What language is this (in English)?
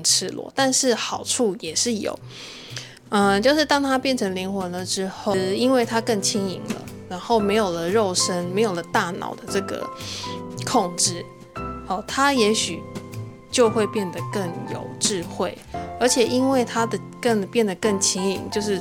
Chinese